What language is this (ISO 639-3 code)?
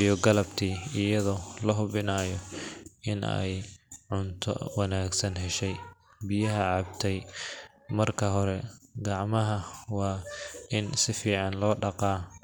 som